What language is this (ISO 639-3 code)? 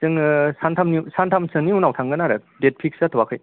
brx